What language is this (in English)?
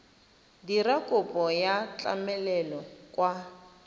Tswana